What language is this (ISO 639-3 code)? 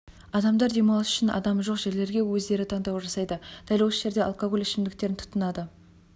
kaz